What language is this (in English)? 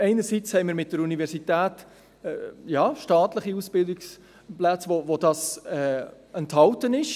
Swiss German